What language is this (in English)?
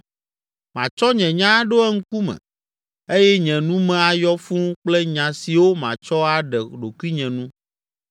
Ewe